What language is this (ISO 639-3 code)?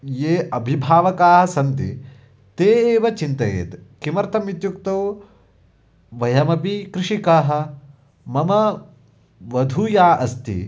san